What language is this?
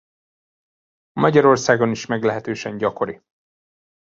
Hungarian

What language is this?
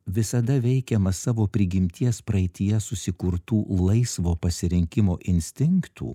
Lithuanian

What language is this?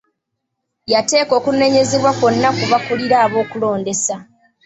Ganda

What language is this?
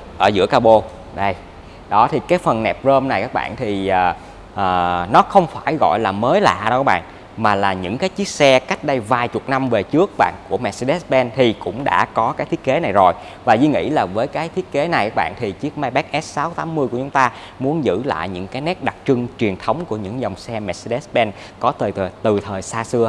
Vietnamese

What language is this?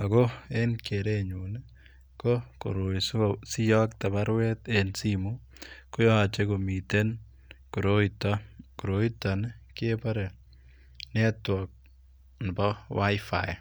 Kalenjin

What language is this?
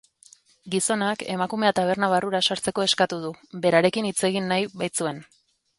Basque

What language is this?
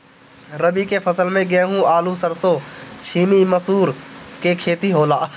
Bhojpuri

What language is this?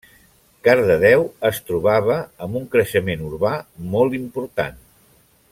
Catalan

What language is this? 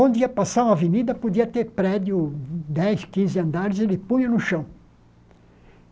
Portuguese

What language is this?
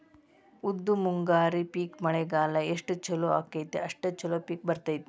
Kannada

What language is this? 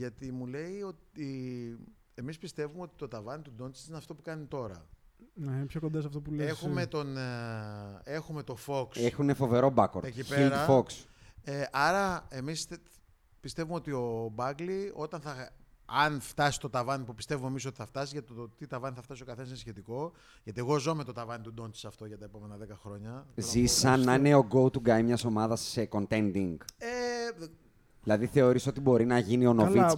Greek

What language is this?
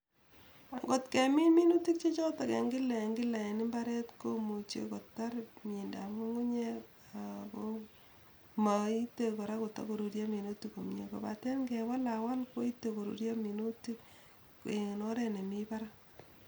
Kalenjin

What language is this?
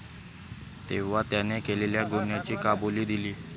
Marathi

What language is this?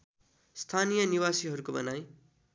Nepali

